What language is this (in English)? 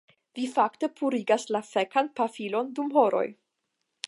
Esperanto